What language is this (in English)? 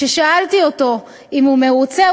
Hebrew